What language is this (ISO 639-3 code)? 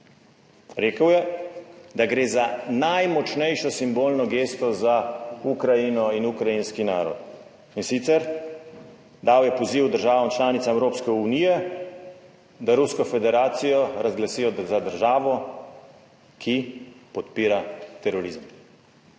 slv